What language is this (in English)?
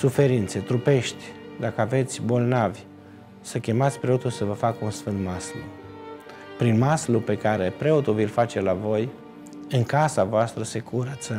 Romanian